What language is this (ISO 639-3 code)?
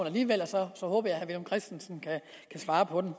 dan